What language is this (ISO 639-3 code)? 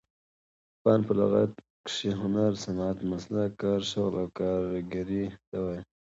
pus